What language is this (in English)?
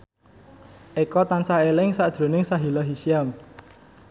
Javanese